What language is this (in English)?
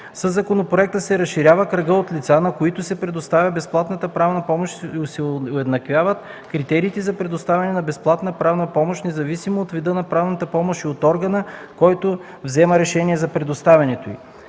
Bulgarian